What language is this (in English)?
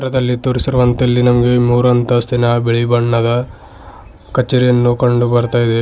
Kannada